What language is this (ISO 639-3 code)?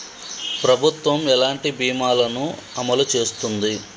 tel